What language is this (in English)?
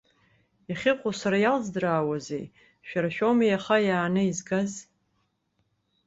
Abkhazian